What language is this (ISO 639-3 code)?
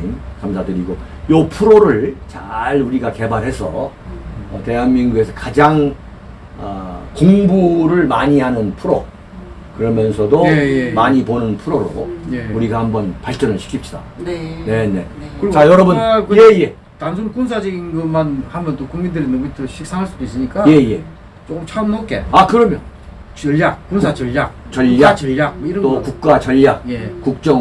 kor